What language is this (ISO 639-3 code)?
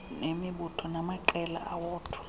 xho